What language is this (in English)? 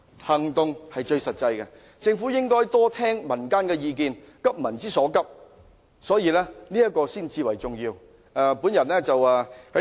Cantonese